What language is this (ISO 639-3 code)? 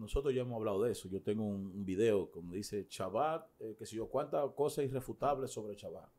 spa